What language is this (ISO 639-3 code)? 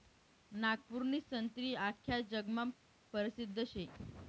mar